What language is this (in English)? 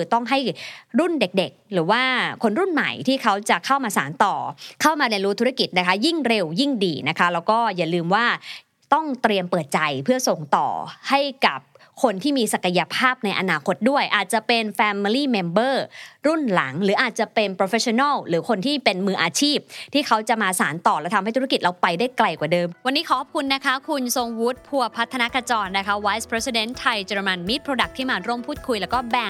Thai